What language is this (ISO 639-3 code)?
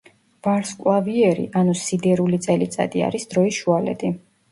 kat